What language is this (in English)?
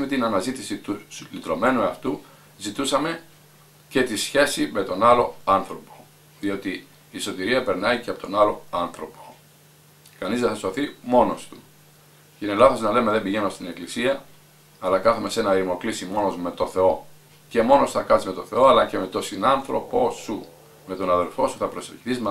Greek